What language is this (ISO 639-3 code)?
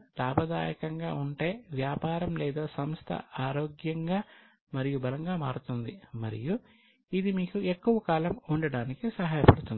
tel